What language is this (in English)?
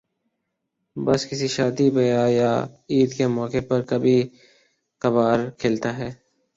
Urdu